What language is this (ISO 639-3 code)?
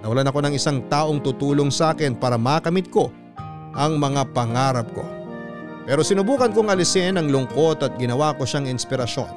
fil